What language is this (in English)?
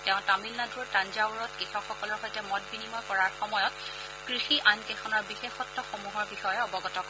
Assamese